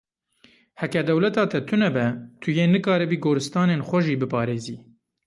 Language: Kurdish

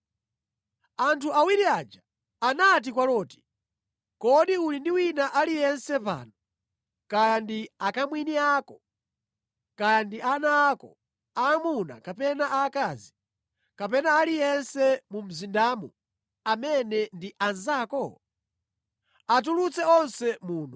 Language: Nyanja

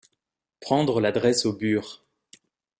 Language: French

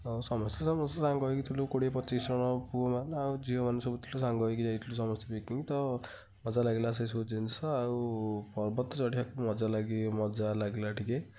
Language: Odia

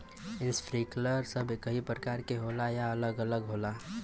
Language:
Bhojpuri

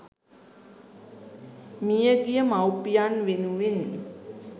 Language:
Sinhala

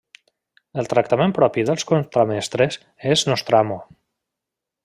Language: Catalan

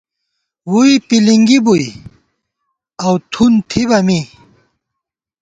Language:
Gawar-Bati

